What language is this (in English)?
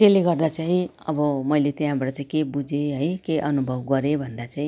Nepali